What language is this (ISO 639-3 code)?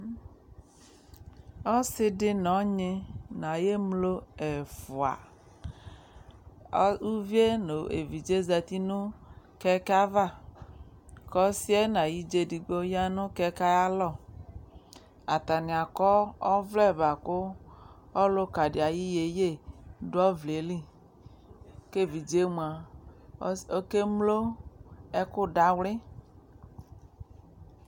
kpo